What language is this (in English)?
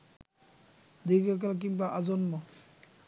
Bangla